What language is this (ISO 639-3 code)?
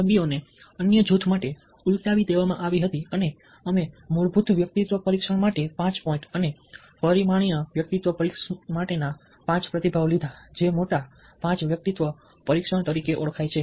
guj